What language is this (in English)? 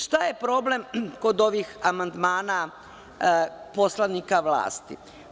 Serbian